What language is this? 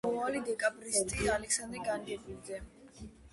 Georgian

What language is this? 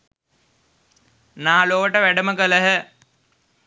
Sinhala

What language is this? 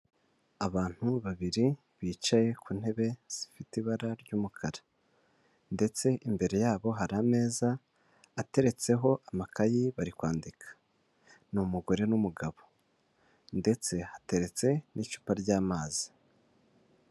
Kinyarwanda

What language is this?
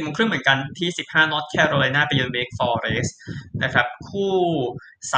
Thai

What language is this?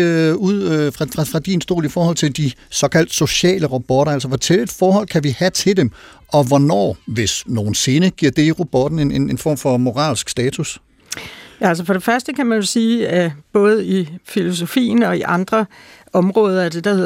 Danish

